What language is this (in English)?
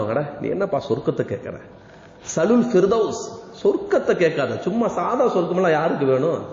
Arabic